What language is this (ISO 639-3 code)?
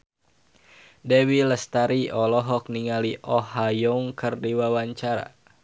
sun